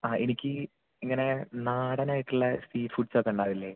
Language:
Malayalam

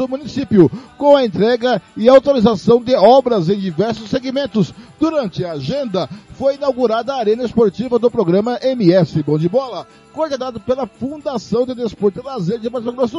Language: Portuguese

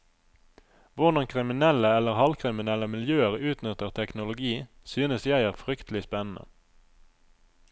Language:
Norwegian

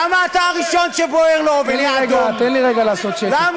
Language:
Hebrew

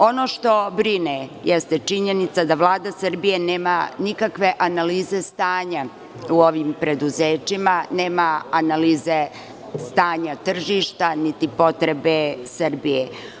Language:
Serbian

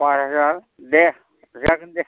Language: Bodo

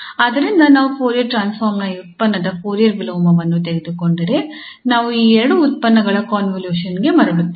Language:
Kannada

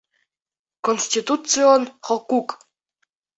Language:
Bashkir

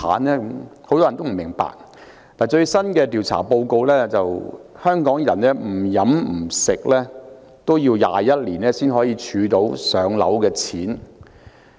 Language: Cantonese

